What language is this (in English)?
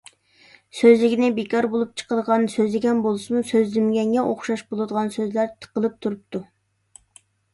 Uyghur